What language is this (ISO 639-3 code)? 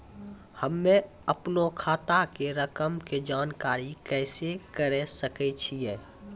mai